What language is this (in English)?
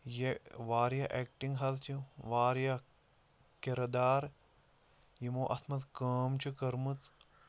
Kashmiri